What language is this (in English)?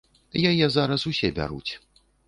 Belarusian